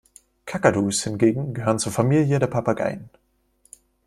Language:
German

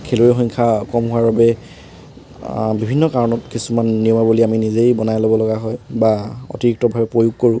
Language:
Assamese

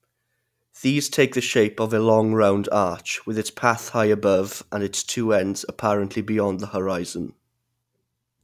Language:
English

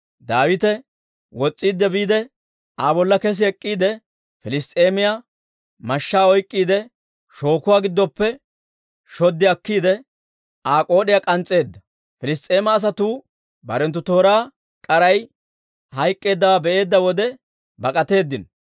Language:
Dawro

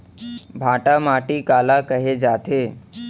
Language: Chhattisgarhi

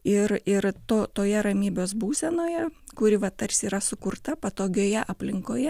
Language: Lithuanian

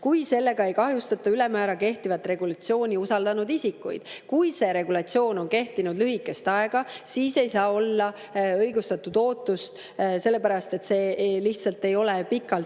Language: Estonian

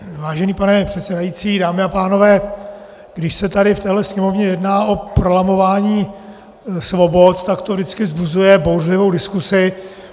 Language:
Czech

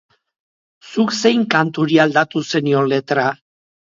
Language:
Basque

